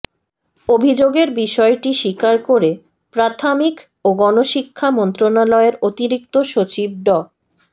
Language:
Bangla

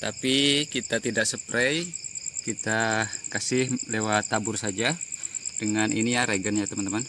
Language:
Indonesian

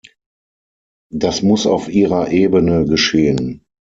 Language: German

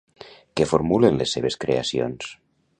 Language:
Catalan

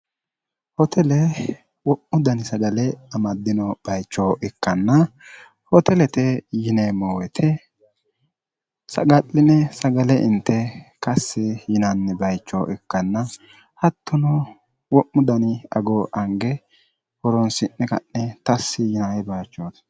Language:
Sidamo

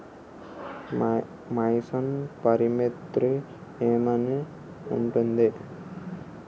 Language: Telugu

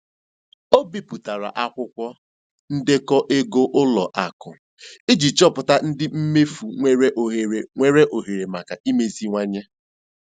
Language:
Igbo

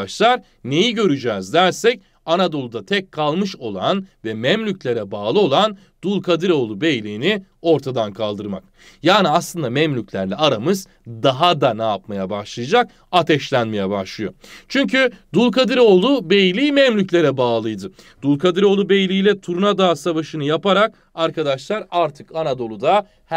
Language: Turkish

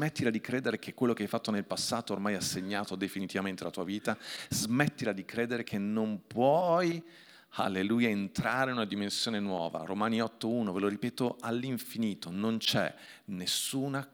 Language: Italian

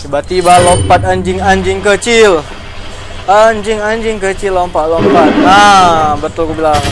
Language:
Indonesian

